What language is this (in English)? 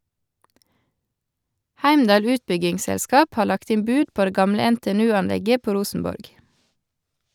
Norwegian